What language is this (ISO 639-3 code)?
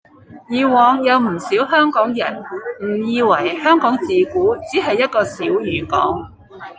yue